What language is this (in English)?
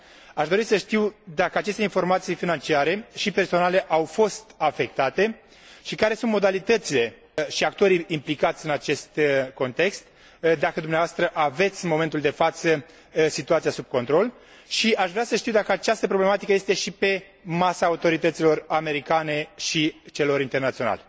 Romanian